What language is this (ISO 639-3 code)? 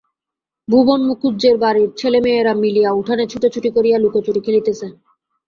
ben